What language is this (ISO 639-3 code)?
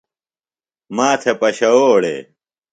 phl